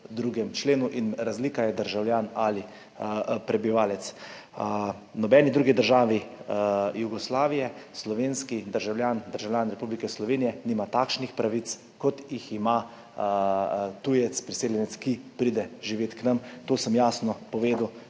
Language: Slovenian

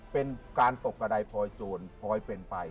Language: Thai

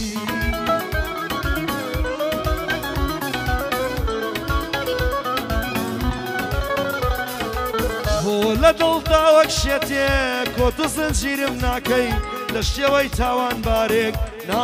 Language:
Arabic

